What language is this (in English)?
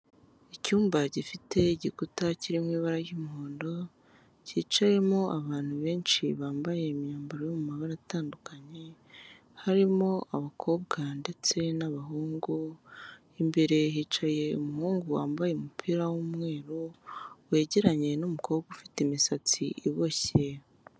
Kinyarwanda